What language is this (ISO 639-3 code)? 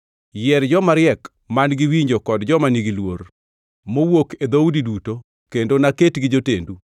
luo